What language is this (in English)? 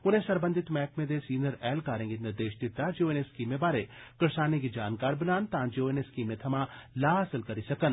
Dogri